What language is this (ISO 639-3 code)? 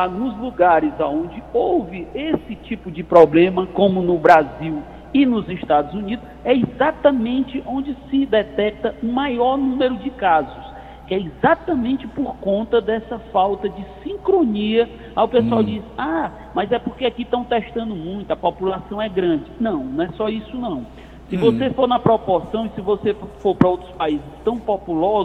por